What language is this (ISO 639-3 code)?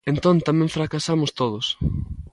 glg